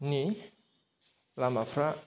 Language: Bodo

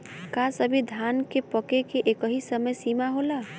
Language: Bhojpuri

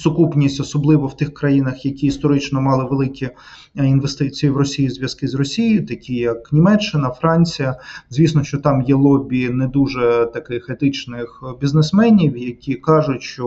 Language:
Ukrainian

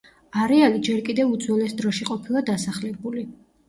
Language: Georgian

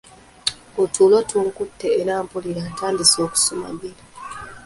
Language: Ganda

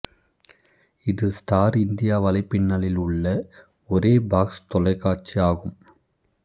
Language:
Tamil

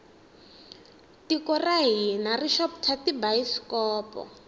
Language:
Tsonga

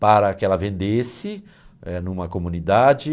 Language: Portuguese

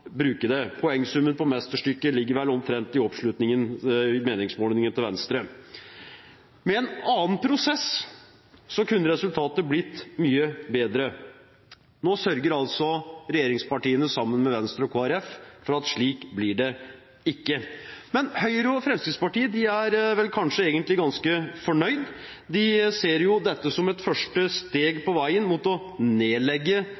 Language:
Norwegian Bokmål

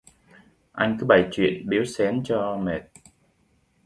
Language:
Vietnamese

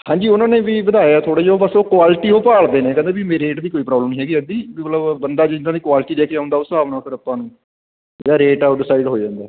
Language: Punjabi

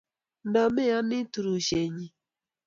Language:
Kalenjin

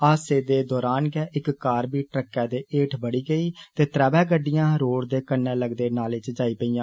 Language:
Dogri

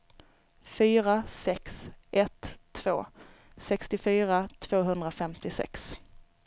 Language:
Swedish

